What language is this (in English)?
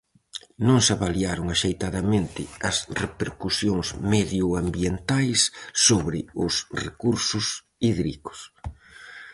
Galician